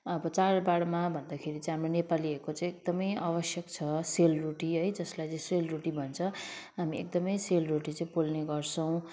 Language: Nepali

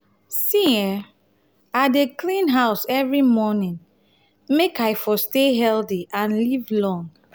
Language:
Nigerian Pidgin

